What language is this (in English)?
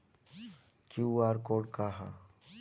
Bhojpuri